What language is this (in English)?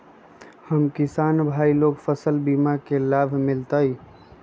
Magahi